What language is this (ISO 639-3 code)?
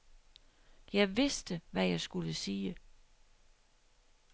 dan